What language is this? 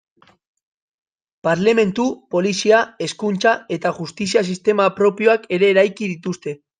Basque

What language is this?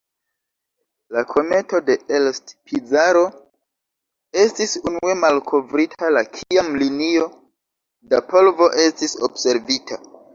Esperanto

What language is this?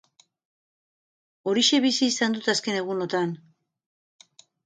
Basque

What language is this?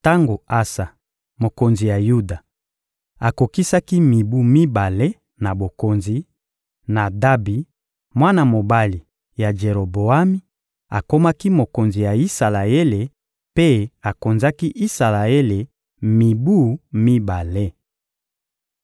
Lingala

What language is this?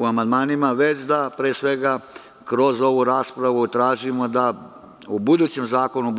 Serbian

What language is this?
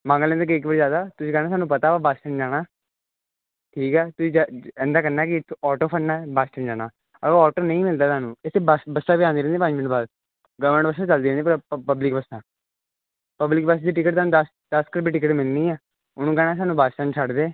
Punjabi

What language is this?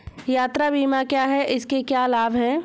Hindi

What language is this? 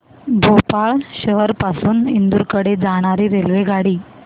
Marathi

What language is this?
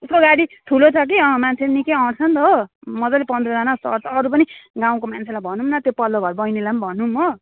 Nepali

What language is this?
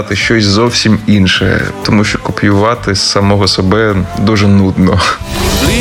Ukrainian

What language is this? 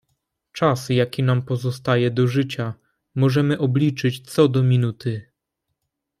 Polish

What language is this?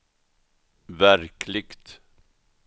Swedish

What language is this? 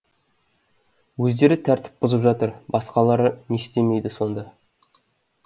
Kazakh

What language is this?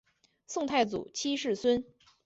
Chinese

